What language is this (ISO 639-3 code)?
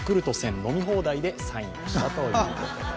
jpn